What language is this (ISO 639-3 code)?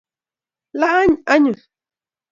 kln